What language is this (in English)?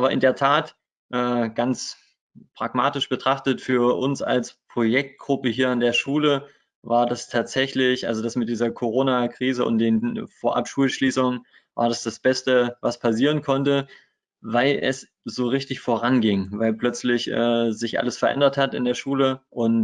German